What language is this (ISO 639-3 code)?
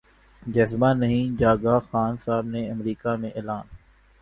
urd